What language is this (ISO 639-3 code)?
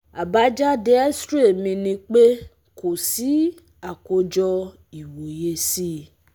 yor